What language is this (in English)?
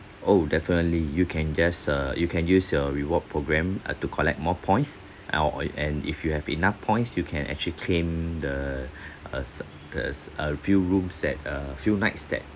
English